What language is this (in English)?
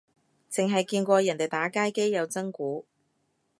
Cantonese